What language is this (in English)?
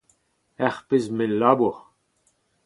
Breton